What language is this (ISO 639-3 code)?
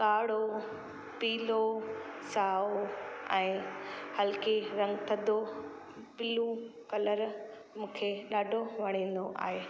snd